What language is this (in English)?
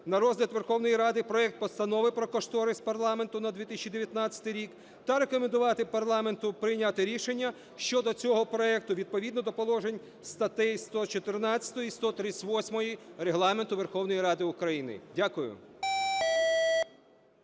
Ukrainian